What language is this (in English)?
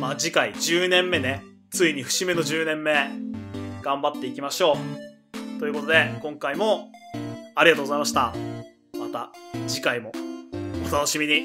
Japanese